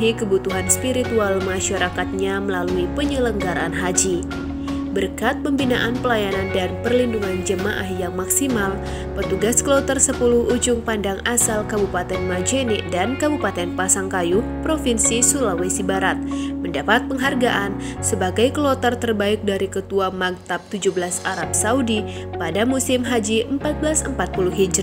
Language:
Indonesian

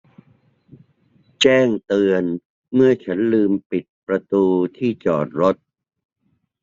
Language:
Thai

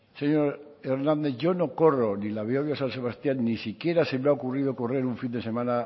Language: Spanish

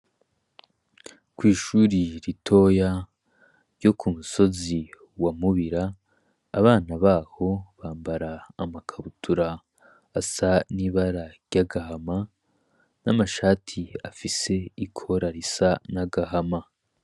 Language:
Rundi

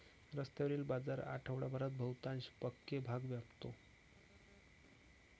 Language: Marathi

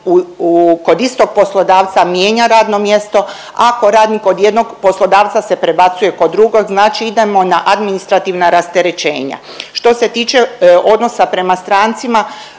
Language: Croatian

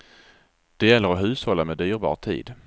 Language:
Swedish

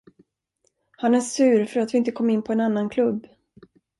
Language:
Swedish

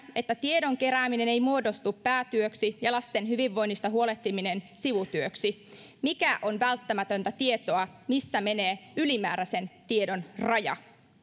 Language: Finnish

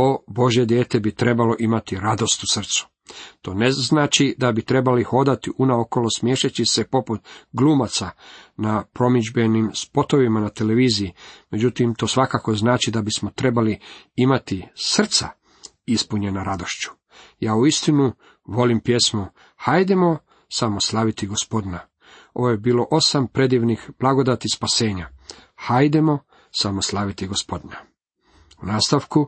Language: Croatian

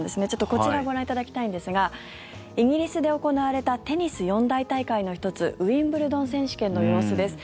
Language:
Japanese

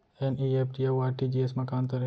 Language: Chhattisgarhi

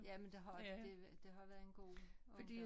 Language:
Danish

